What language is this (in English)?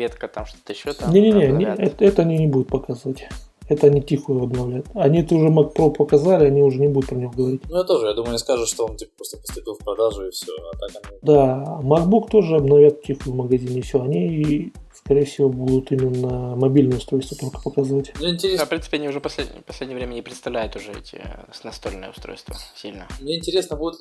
Russian